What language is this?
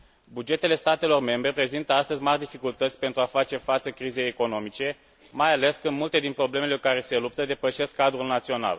Romanian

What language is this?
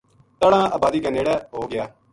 Gujari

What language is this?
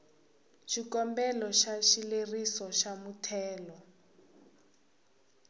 Tsonga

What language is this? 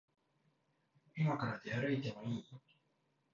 Japanese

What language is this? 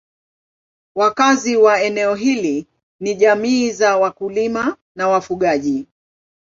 Swahili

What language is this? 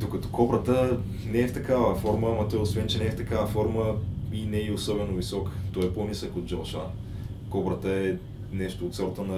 Bulgarian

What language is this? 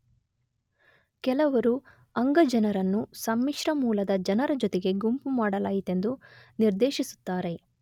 Kannada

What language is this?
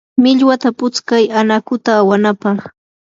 Yanahuanca Pasco Quechua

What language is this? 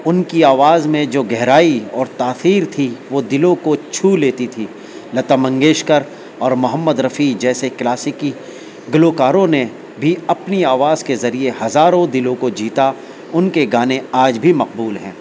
Urdu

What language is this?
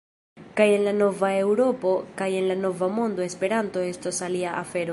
Esperanto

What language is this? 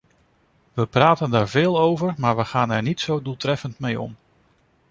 Dutch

